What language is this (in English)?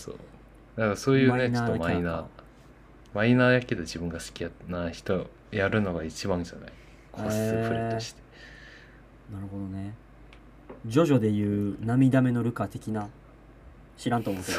Japanese